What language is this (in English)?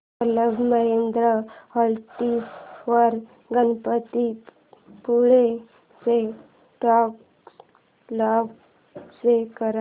Marathi